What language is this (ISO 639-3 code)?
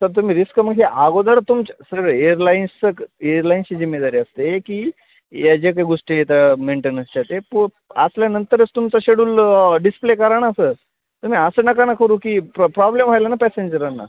mar